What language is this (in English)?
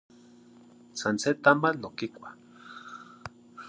Zacatlán-Ahuacatlán-Tepetzintla Nahuatl